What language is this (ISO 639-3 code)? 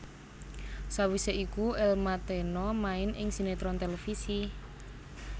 jav